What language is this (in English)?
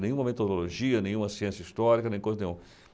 Portuguese